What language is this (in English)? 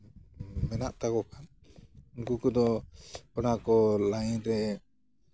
Santali